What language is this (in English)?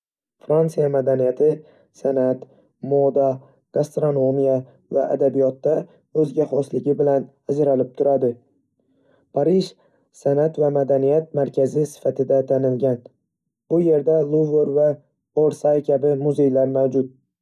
Uzbek